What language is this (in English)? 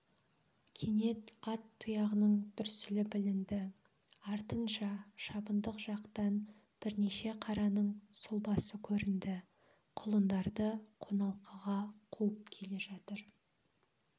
Kazakh